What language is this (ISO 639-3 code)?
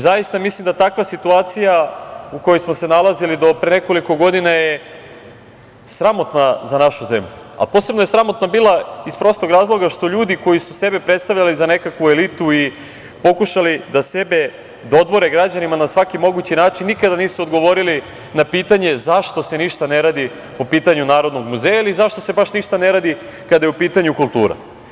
srp